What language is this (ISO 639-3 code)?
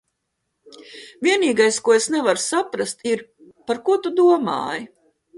lav